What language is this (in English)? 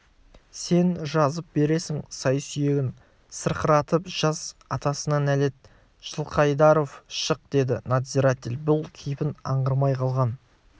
Kazakh